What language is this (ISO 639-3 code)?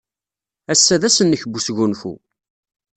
kab